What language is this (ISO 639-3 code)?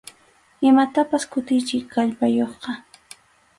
qxu